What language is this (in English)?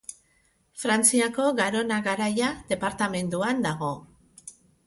Basque